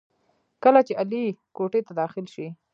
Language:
Pashto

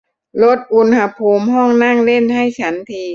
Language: Thai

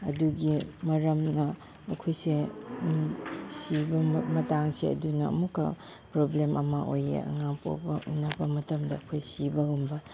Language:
Manipuri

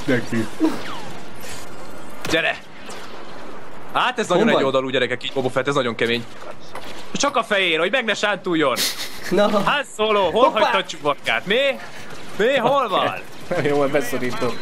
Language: Hungarian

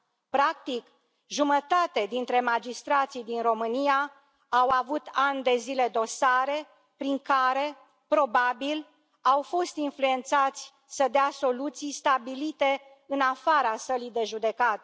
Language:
Romanian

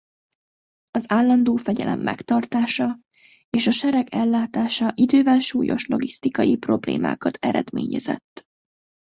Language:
Hungarian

